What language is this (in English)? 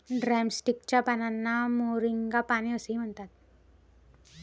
Marathi